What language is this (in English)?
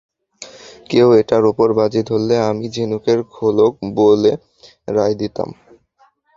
Bangla